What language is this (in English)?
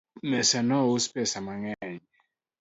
Luo (Kenya and Tanzania)